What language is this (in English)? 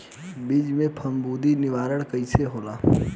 Bhojpuri